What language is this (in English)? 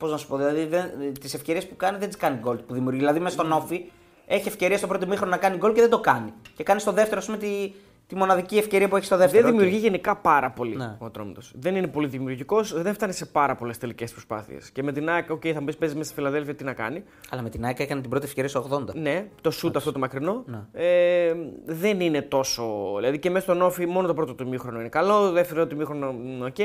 Greek